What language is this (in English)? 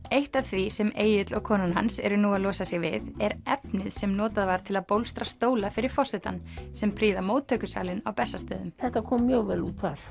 Icelandic